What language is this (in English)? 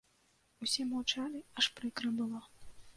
Belarusian